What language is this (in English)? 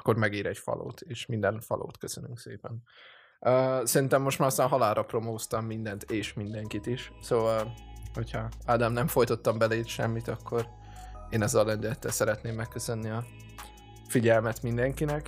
Hungarian